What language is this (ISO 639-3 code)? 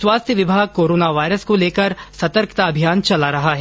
hin